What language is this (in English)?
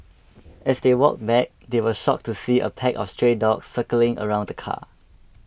English